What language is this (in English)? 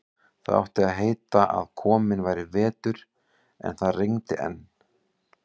Icelandic